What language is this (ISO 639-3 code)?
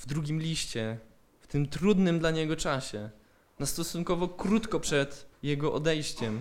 pol